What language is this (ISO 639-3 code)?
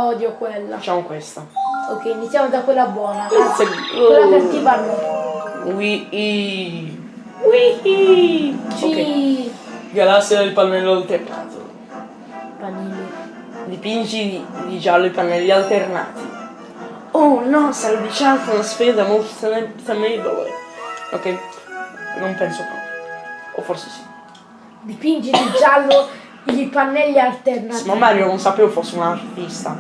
ita